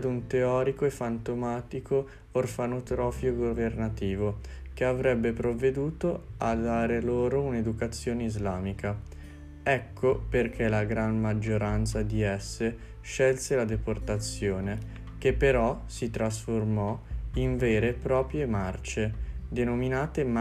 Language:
Italian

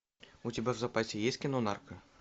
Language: Russian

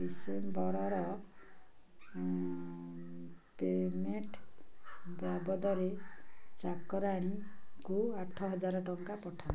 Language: Odia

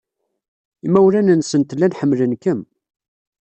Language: Kabyle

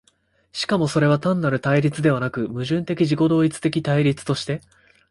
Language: Japanese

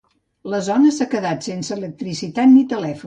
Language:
Catalan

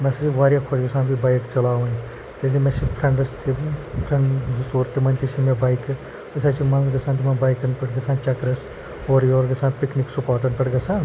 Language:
Kashmiri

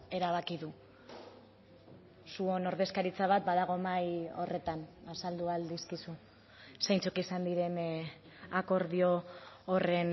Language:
Basque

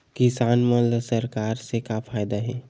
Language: Chhattisgarhi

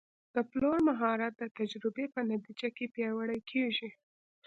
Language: Pashto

